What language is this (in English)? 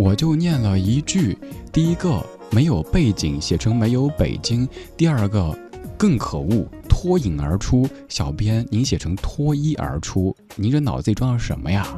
Chinese